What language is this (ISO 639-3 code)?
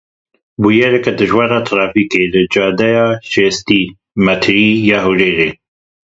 kur